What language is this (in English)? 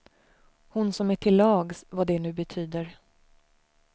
Swedish